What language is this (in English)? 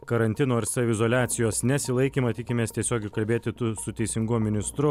Lithuanian